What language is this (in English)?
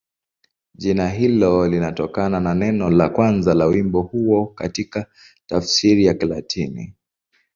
Swahili